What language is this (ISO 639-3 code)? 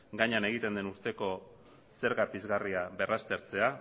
eus